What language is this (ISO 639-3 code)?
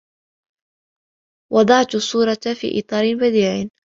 ara